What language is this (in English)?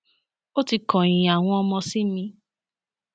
Yoruba